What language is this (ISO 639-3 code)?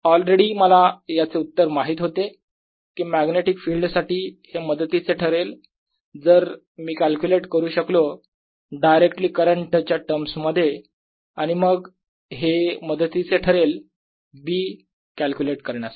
mar